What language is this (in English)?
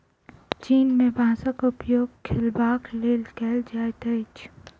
Maithili